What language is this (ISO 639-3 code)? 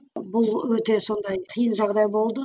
kaz